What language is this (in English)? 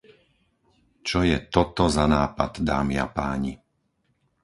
Slovak